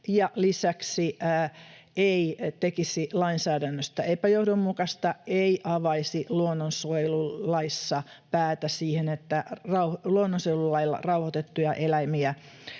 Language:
Finnish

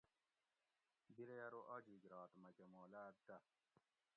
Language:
Gawri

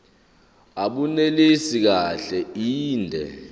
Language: Zulu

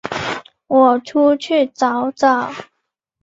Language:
Chinese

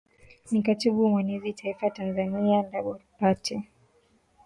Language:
Swahili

